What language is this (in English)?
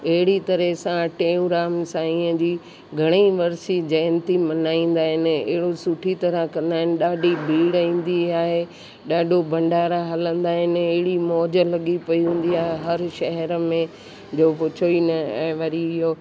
Sindhi